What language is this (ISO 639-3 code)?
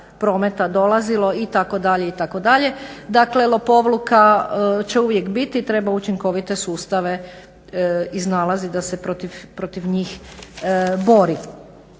hrv